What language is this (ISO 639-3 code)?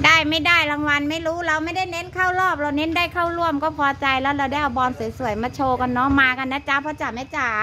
tha